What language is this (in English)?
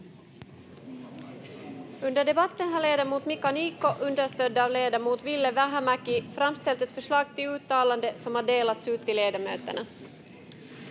Finnish